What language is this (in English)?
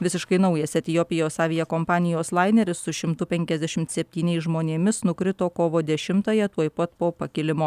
Lithuanian